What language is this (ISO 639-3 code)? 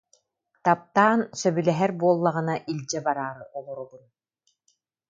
sah